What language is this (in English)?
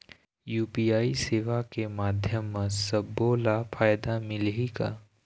Chhattisgarhi